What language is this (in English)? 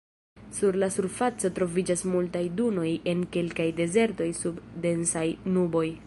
Esperanto